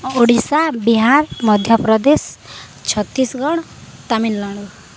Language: Odia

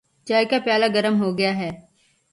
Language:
Urdu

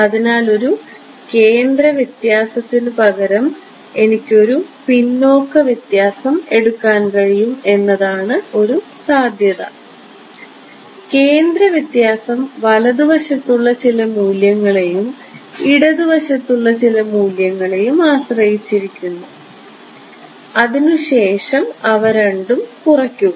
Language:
Malayalam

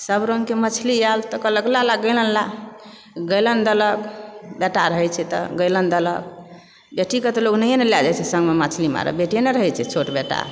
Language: Maithili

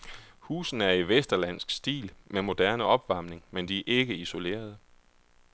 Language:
Danish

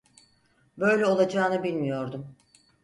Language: Turkish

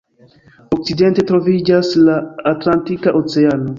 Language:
Esperanto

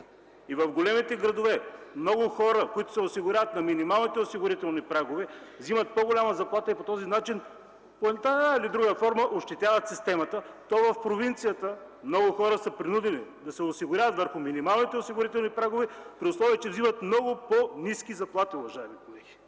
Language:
Bulgarian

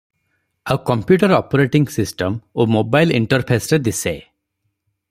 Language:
Odia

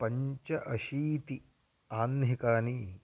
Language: Sanskrit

